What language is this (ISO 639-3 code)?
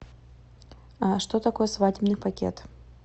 rus